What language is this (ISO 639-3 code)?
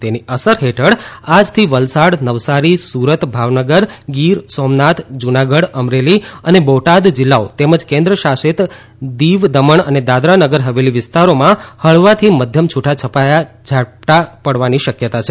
guj